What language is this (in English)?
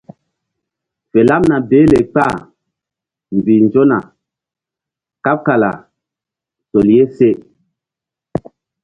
Mbum